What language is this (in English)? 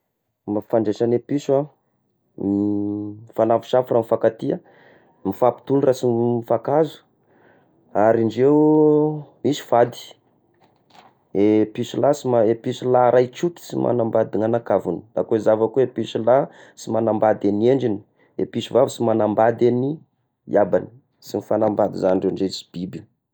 Tesaka Malagasy